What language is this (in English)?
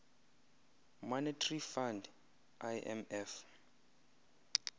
Xhosa